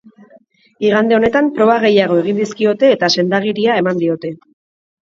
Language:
Basque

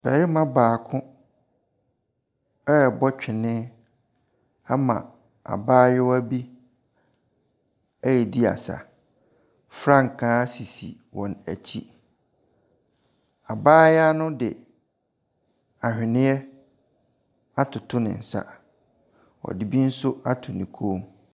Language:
Akan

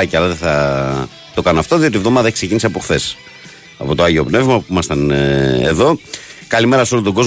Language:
Greek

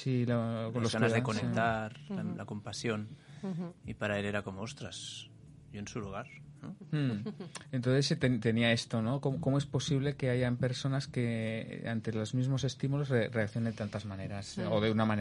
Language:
Spanish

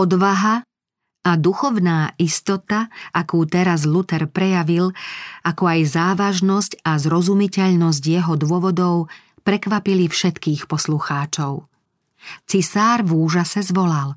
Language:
Slovak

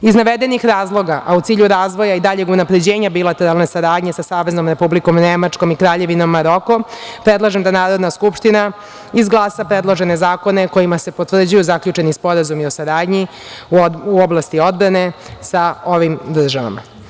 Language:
Serbian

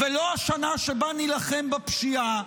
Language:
Hebrew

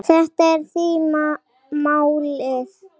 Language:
Icelandic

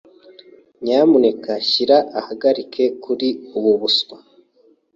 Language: Kinyarwanda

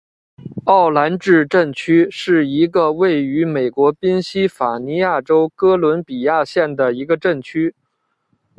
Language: Chinese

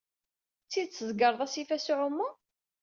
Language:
Kabyle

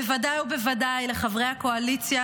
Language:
Hebrew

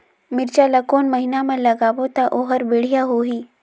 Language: Chhattisgarhi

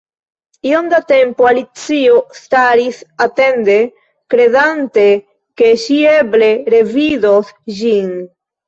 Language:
Esperanto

